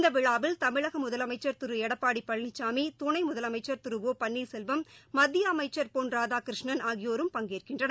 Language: Tamil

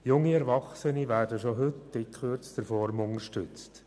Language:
Swiss German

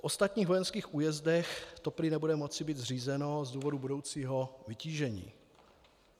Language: Czech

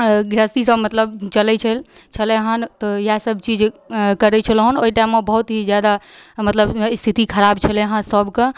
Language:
Maithili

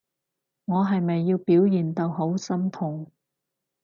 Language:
Cantonese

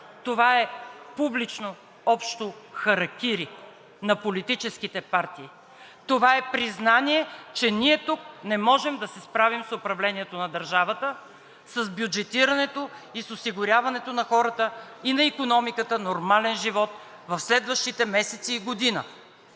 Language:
Bulgarian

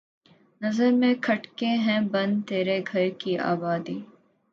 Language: Urdu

